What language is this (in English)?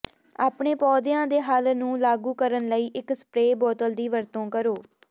Punjabi